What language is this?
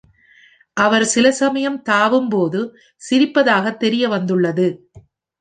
Tamil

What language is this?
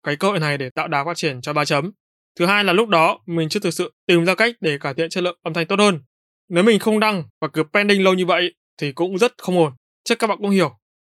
Vietnamese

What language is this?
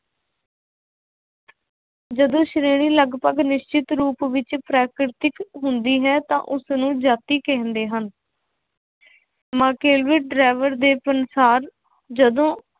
Punjabi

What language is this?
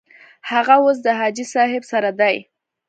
Pashto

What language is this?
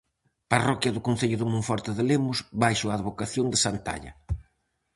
Galician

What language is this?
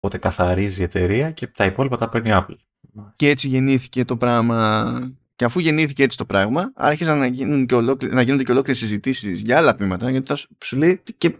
Greek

